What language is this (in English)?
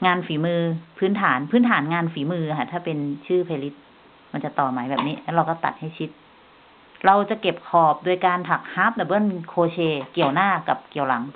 Thai